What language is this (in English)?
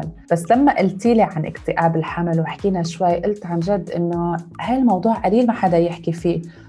Arabic